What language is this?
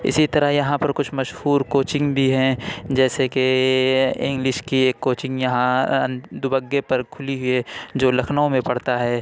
Urdu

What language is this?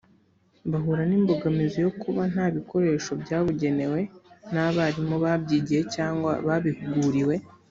Kinyarwanda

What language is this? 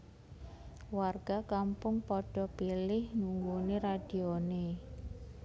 Javanese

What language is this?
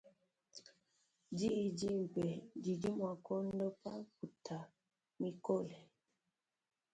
Luba-Lulua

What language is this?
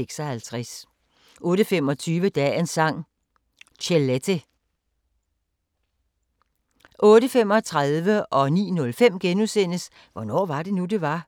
Danish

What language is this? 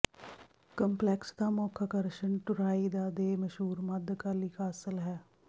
Punjabi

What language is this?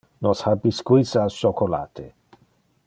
Interlingua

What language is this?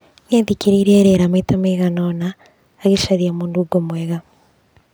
Kikuyu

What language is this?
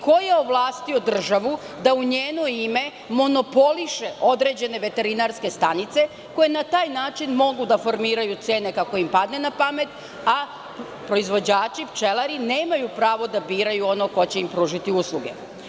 Serbian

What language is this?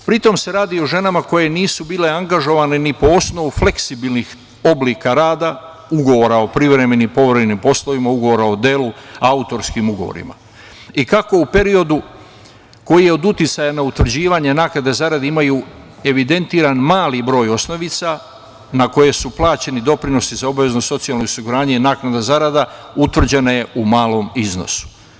Serbian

